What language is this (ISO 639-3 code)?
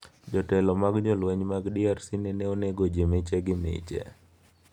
luo